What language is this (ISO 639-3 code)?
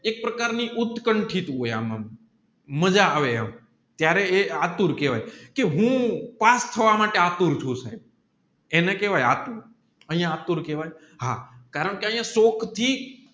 guj